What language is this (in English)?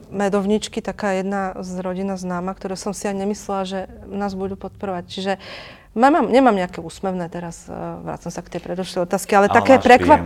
Slovak